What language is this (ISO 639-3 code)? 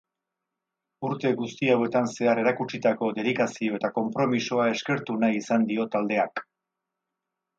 eus